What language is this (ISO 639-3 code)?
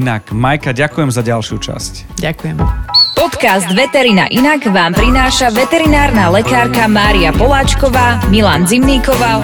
slk